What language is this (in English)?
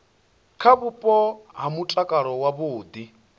Venda